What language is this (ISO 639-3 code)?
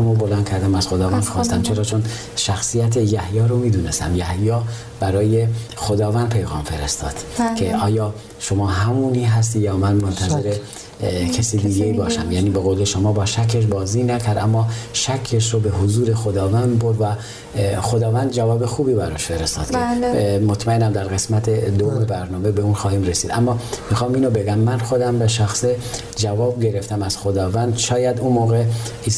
fas